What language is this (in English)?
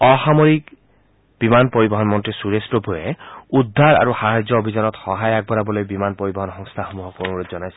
Assamese